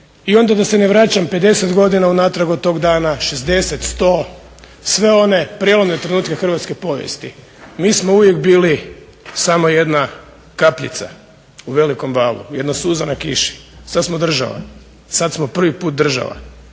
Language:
Croatian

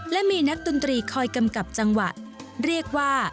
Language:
Thai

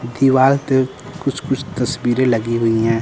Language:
Hindi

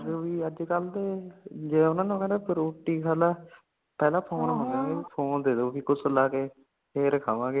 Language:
Punjabi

